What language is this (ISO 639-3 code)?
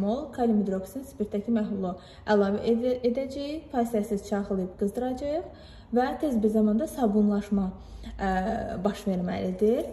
tur